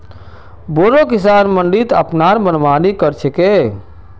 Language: Magahi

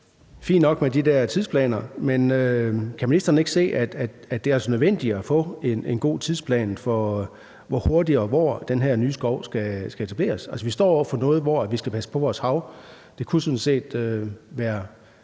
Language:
Danish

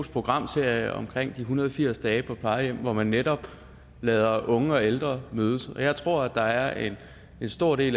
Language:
Danish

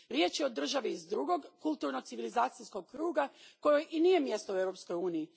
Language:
Croatian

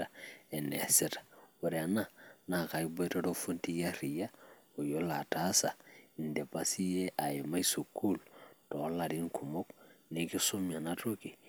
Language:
Masai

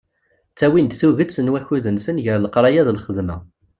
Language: Kabyle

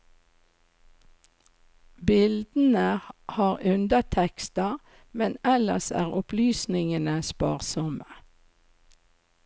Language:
Norwegian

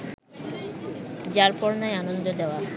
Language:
Bangla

